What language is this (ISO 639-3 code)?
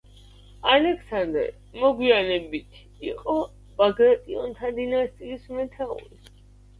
kat